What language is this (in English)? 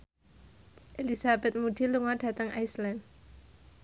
Javanese